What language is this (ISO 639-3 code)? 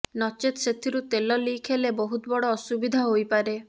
ori